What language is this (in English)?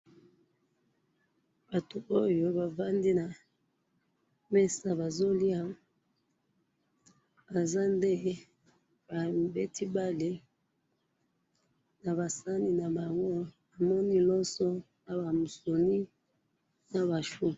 Lingala